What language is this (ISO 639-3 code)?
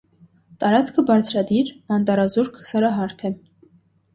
hye